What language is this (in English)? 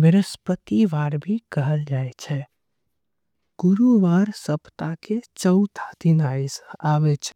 Angika